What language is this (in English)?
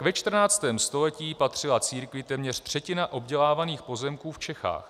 Czech